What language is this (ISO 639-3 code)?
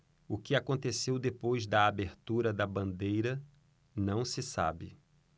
por